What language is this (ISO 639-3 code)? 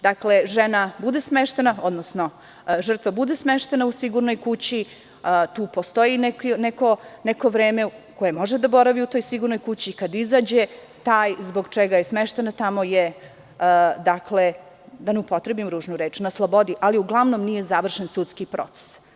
srp